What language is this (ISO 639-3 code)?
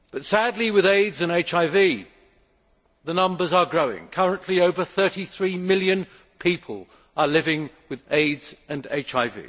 eng